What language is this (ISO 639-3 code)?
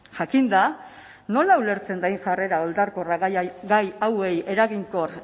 eus